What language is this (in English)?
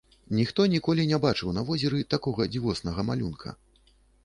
Belarusian